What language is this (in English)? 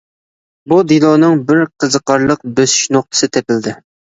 Uyghur